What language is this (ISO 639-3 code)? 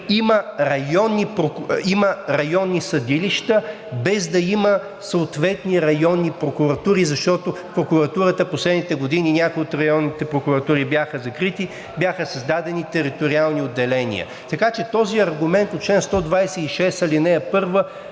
bul